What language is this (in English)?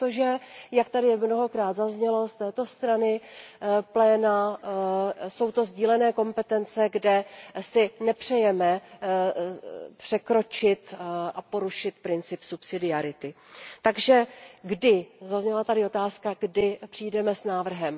Czech